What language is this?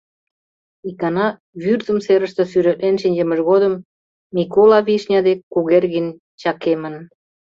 Mari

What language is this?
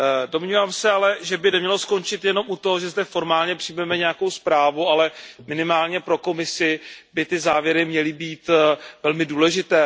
Czech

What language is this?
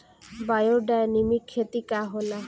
Bhojpuri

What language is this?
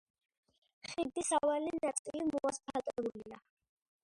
Georgian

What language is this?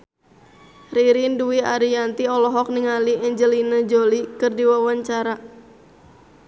Sundanese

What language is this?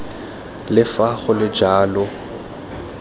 Tswana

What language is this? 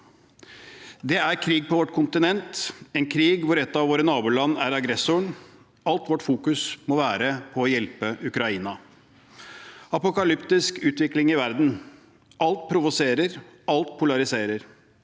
Norwegian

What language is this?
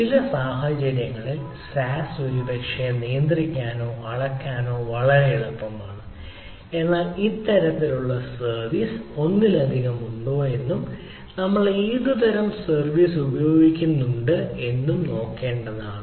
Malayalam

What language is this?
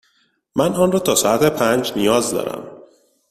Persian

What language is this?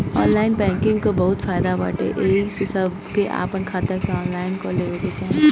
Bhojpuri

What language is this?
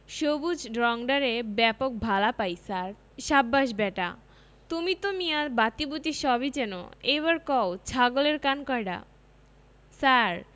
Bangla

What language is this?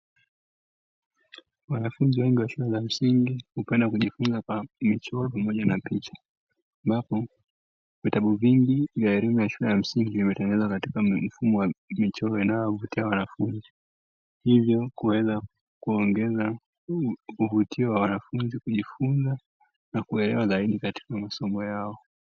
Swahili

